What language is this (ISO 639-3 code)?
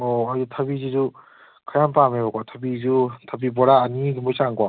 mni